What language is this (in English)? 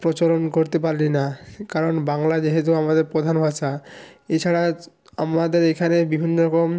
Bangla